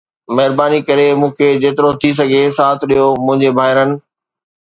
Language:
Sindhi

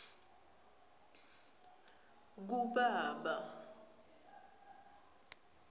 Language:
Swati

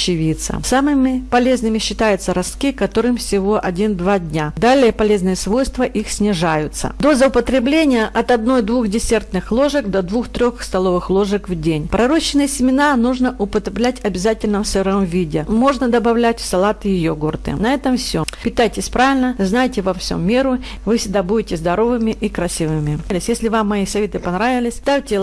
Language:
Russian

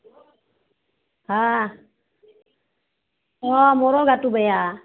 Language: Assamese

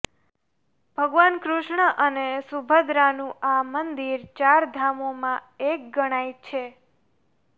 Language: Gujarati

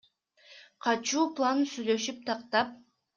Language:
Kyrgyz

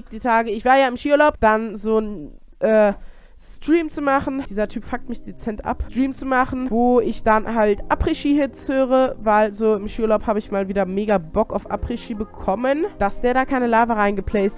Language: German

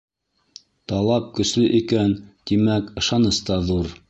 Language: Bashkir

